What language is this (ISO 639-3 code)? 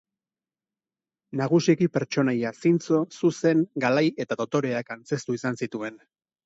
eus